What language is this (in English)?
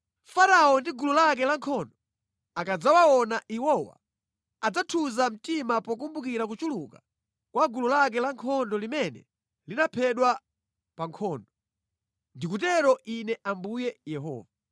Nyanja